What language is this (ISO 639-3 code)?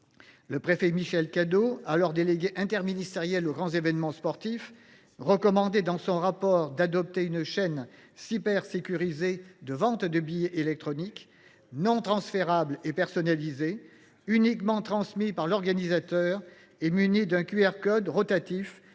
fra